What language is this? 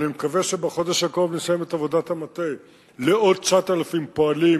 Hebrew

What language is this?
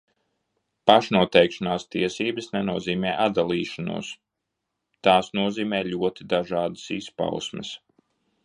Latvian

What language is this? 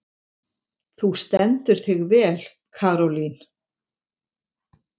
Icelandic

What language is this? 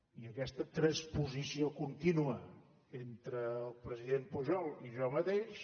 Catalan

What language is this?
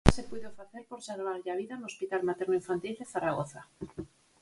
Galician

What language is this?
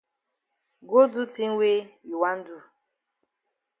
Cameroon Pidgin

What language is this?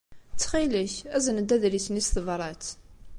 Kabyle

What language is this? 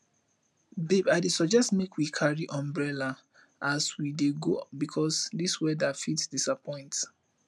Nigerian Pidgin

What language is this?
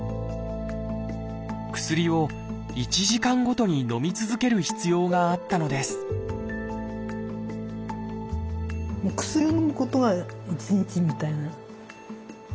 Japanese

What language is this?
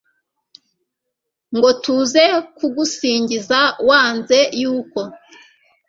Kinyarwanda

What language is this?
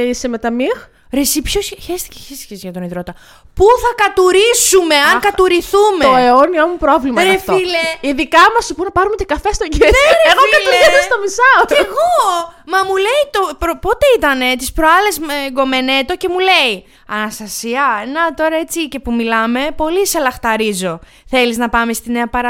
Greek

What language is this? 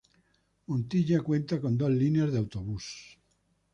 Spanish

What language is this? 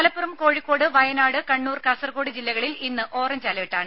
Malayalam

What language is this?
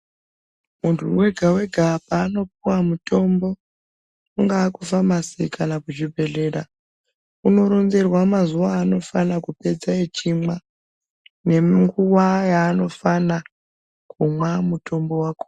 Ndau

